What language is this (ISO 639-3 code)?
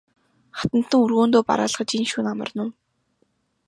mon